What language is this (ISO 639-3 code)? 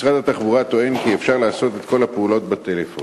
heb